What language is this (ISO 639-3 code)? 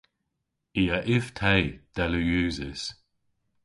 cor